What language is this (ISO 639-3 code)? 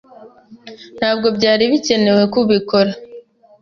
kin